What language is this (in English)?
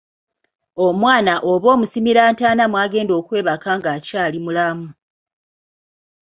Ganda